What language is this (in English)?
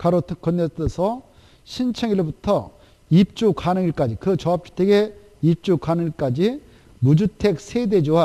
Korean